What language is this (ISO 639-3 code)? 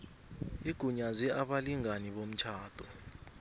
nbl